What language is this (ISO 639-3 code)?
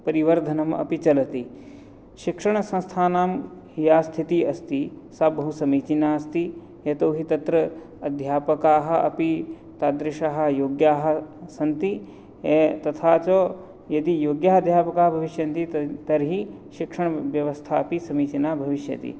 san